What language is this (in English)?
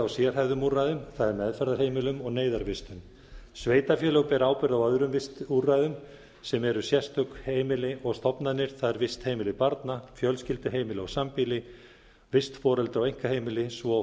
Icelandic